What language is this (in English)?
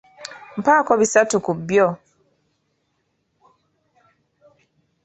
Ganda